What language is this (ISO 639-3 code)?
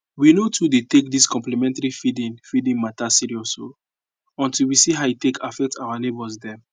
pcm